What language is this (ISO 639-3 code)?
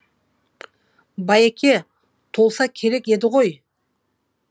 kaz